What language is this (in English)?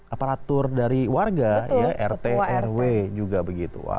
Indonesian